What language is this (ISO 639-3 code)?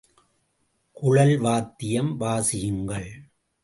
tam